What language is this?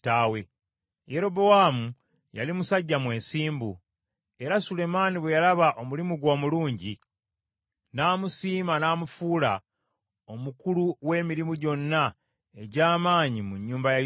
Ganda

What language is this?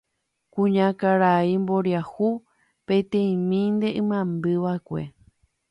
Guarani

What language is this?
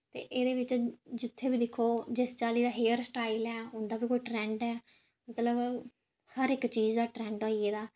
Dogri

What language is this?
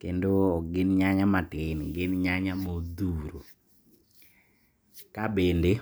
Luo (Kenya and Tanzania)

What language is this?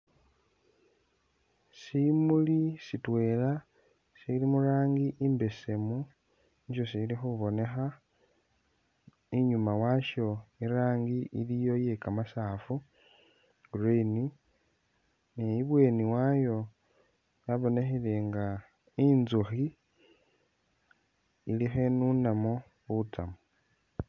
Masaaba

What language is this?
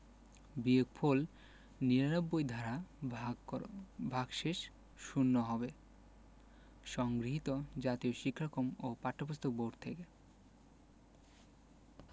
Bangla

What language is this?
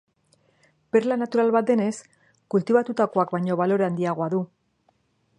Basque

